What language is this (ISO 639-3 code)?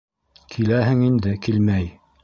bak